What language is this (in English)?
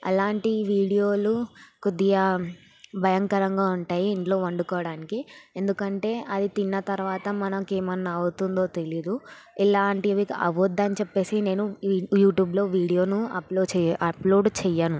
Telugu